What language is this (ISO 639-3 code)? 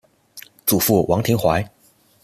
zho